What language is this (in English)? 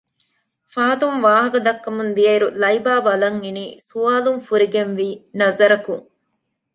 Divehi